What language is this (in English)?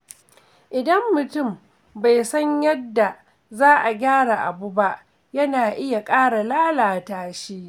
Hausa